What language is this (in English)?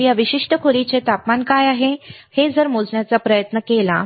Marathi